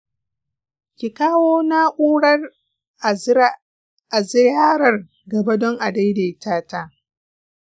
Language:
Hausa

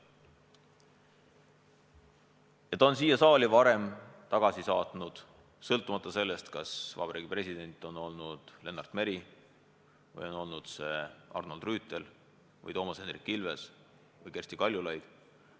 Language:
Estonian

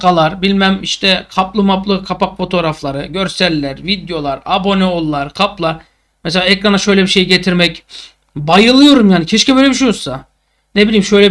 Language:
Turkish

